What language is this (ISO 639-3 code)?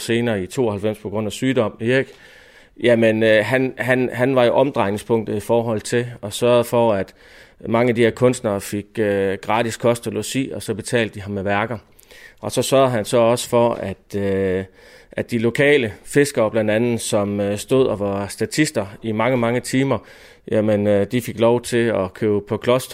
dan